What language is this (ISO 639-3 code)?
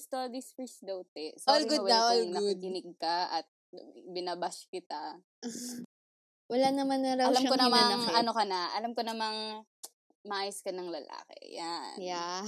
fil